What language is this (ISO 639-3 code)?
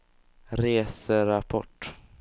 swe